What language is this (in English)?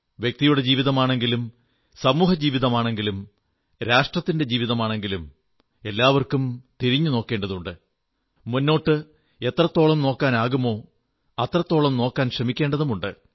Malayalam